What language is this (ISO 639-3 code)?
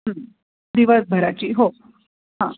mar